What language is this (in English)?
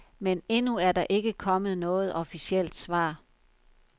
Danish